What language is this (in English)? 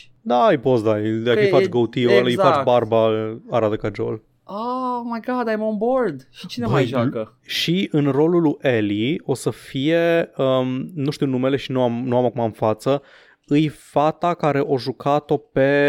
Romanian